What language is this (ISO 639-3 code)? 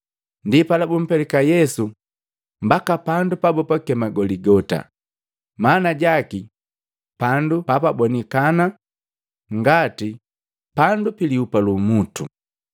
mgv